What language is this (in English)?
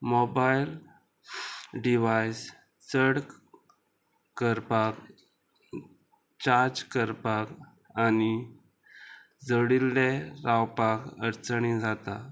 Konkani